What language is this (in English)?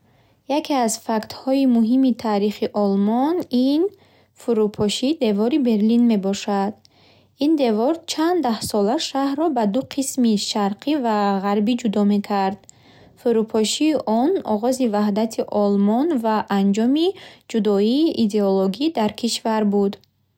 Bukharic